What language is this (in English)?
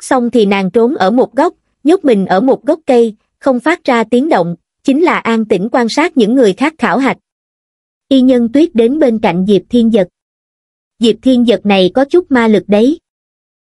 Vietnamese